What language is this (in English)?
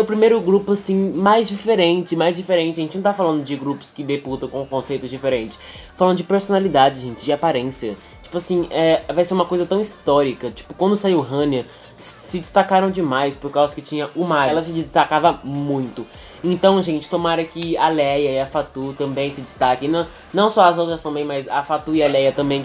Portuguese